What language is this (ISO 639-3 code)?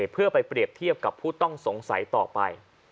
tha